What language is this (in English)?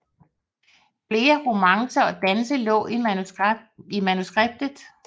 Danish